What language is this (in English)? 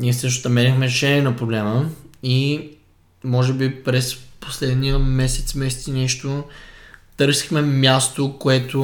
Bulgarian